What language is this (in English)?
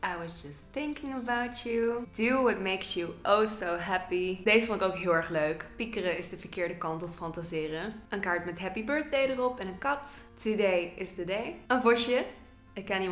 Dutch